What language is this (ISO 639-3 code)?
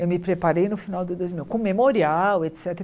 por